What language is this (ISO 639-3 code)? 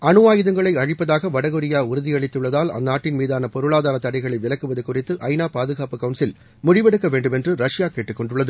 tam